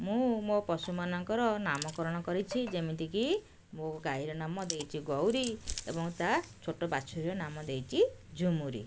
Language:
Odia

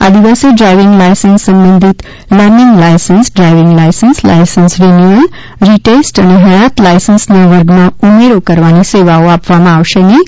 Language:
Gujarati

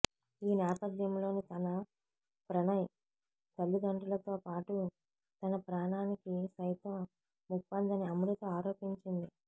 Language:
Telugu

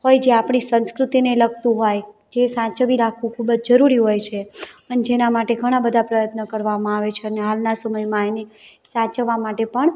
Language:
Gujarati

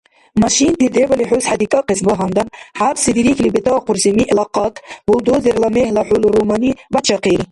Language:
Dargwa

